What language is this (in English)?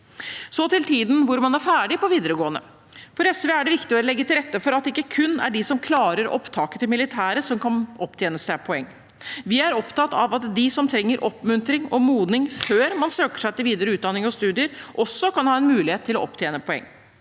Norwegian